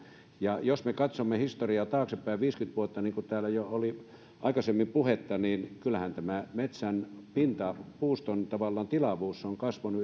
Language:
Finnish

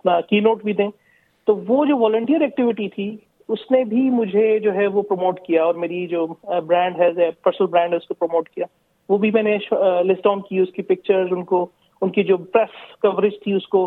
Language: Urdu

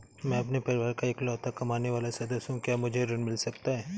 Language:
Hindi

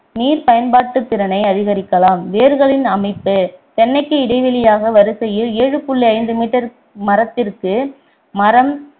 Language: Tamil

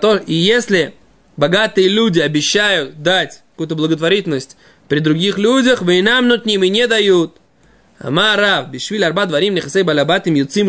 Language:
Russian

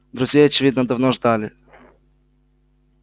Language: Russian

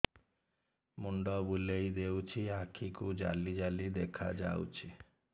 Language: Odia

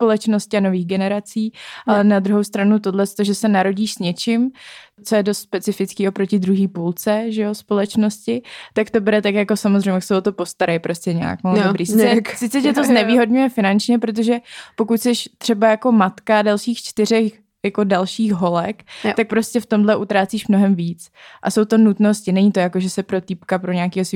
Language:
Czech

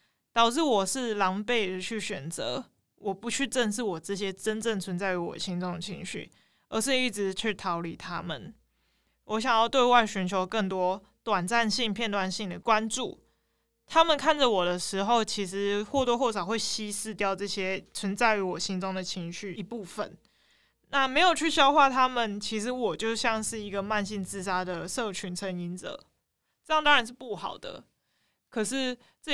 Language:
Chinese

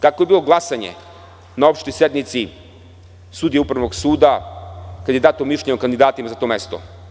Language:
Serbian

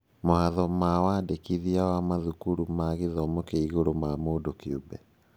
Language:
Kikuyu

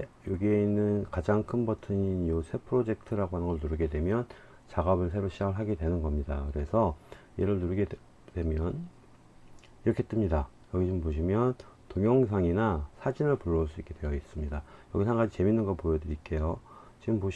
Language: Korean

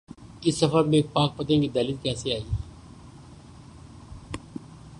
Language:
Urdu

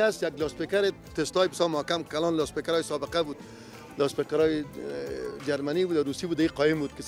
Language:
Persian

